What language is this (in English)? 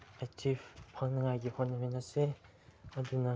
Manipuri